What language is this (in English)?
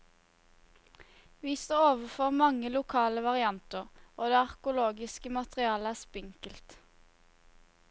Norwegian